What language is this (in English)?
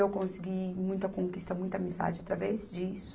Portuguese